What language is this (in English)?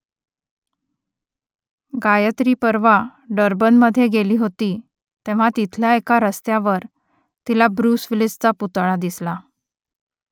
Marathi